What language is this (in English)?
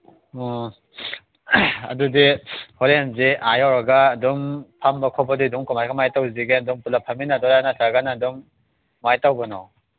Manipuri